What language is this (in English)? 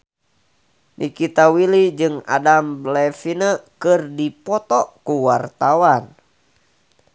Sundanese